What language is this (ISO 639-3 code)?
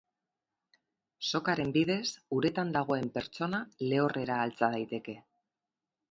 eus